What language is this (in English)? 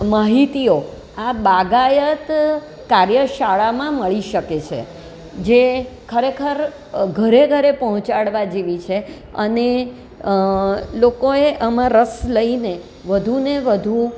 Gujarati